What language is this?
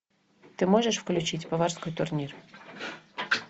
Russian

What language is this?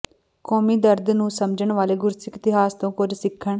Punjabi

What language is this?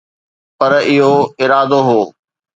Sindhi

